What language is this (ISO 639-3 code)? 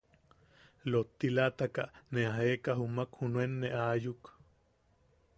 yaq